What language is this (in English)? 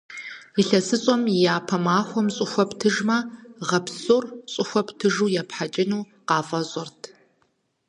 Kabardian